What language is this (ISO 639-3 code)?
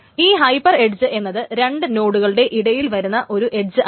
mal